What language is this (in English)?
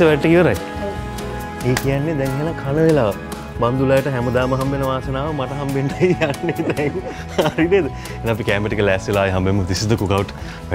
Indonesian